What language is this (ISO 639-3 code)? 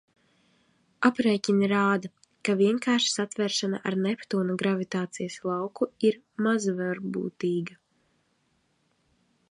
lav